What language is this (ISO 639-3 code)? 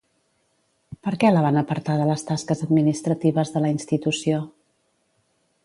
cat